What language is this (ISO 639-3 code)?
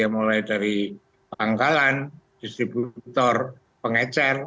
ind